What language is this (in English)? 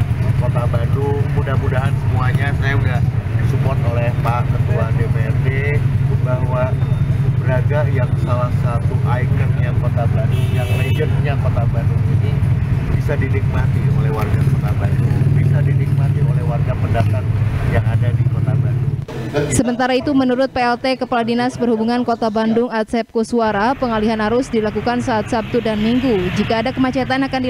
Indonesian